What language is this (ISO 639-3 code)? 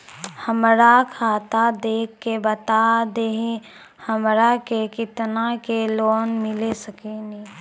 mai